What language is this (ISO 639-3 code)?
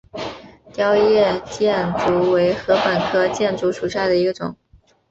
zho